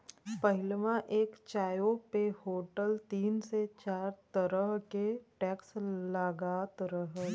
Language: Bhojpuri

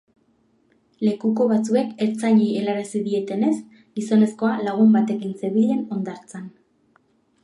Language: Basque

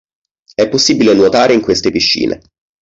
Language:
Italian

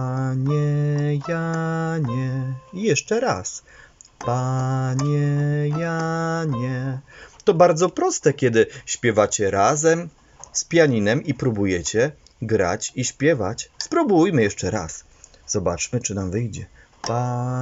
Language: Polish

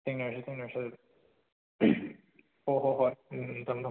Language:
Manipuri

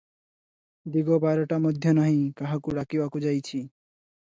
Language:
Odia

